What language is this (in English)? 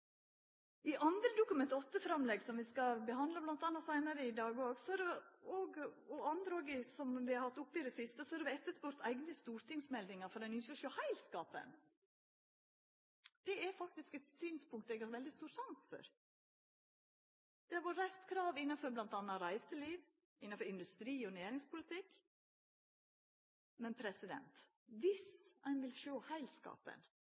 Norwegian Nynorsk